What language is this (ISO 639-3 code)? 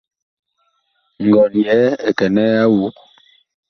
bkh